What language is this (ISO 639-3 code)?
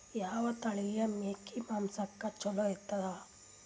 kan